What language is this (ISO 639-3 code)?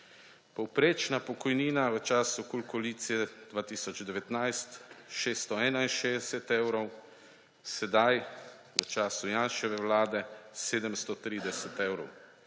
slv